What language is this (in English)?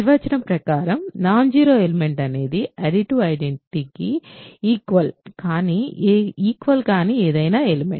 Telugu